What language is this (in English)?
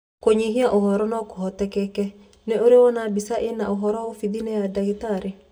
Kikuyu